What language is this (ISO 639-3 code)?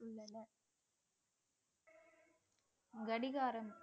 tam